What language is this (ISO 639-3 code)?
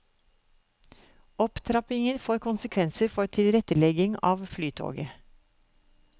nor